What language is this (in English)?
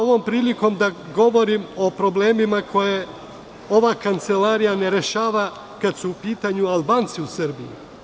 Serbian